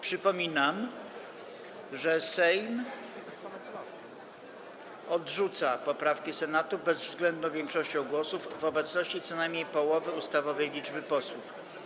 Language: Polish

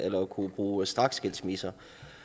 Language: Danish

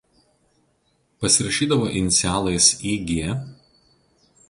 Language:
Lithuanian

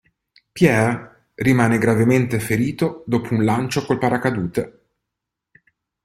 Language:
Italian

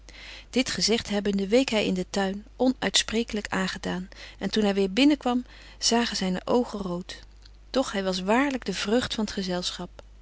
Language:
Dutch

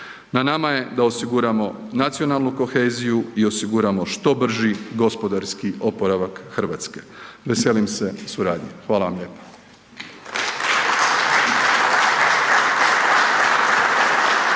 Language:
Croatian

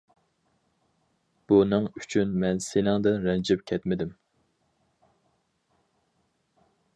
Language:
Uyghur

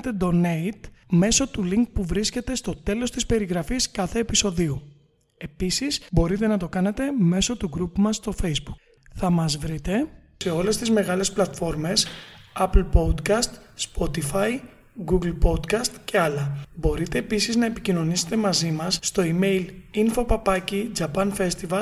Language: Greek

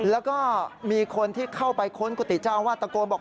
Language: Thai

